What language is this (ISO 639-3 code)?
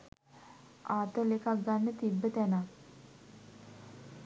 sin